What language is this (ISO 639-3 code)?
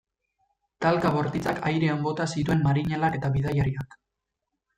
eus